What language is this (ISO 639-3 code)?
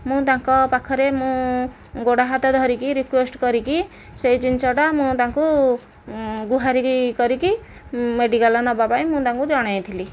ori